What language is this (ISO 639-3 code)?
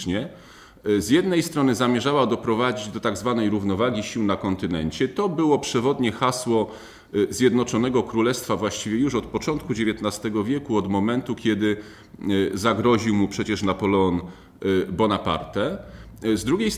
pol